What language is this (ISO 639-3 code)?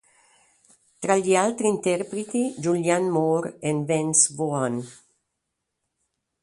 ita